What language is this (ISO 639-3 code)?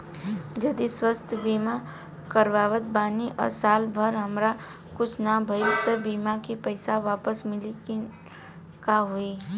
bho